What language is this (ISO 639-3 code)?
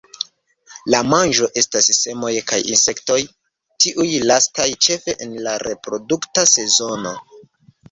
epo